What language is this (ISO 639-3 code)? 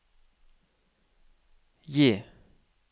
nor